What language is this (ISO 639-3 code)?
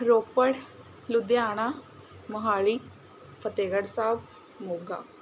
pan